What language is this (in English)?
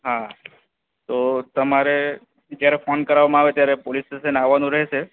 Gujarati